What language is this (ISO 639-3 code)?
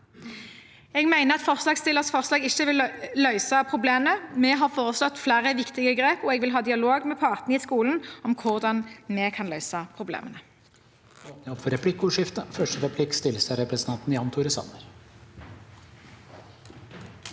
nor